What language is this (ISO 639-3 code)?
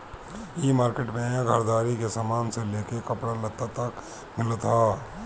bho